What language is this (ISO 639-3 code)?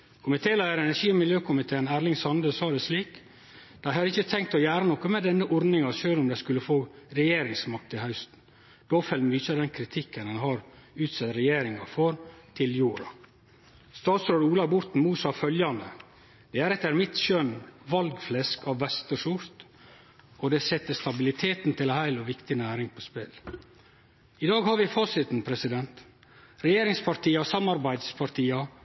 nno